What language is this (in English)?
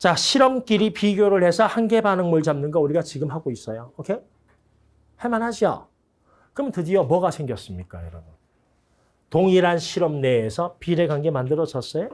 Korean